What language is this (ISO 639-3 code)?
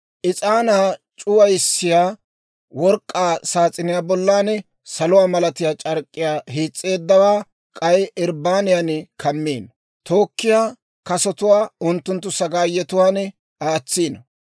dwr